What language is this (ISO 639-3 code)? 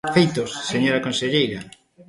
glg